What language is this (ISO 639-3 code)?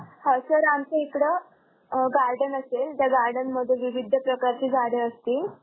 mar